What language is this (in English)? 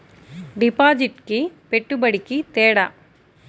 Telugu